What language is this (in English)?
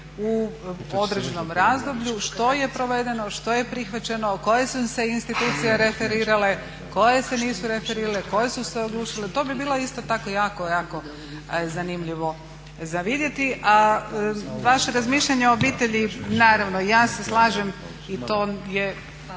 Croatian